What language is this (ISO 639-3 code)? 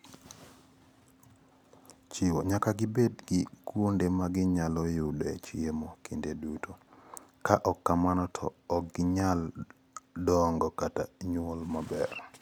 luo